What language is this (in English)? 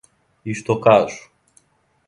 Serbian